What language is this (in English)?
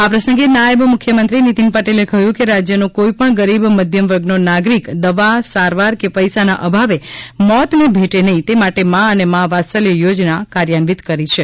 Gujarati